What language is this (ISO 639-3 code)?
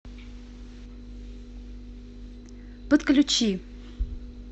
rus